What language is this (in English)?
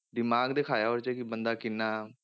Punjabi